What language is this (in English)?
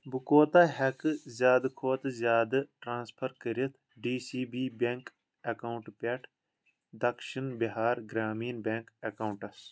Kashmiri